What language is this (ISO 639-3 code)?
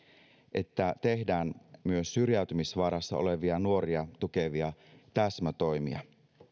fin